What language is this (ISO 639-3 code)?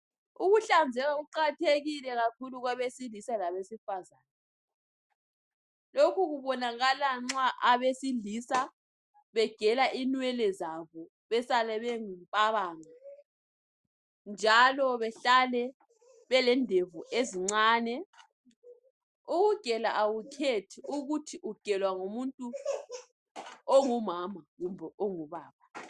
nde